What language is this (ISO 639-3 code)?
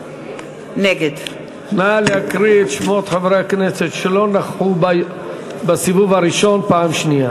heb